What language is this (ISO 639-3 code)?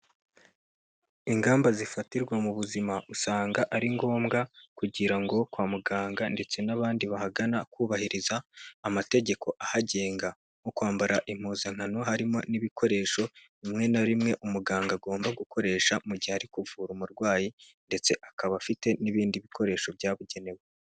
kin